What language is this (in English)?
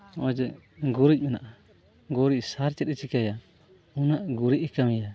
Santali